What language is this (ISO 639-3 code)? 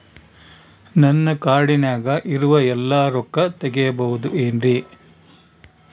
kan